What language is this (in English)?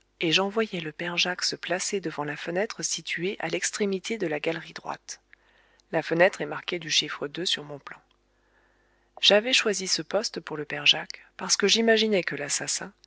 French